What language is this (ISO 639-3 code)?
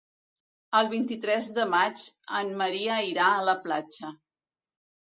cat